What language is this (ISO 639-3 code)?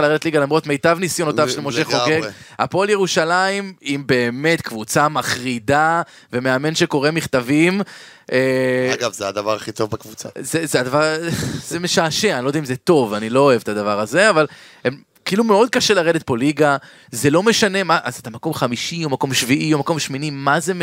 heb